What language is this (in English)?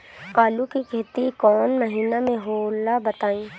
Bhojpuri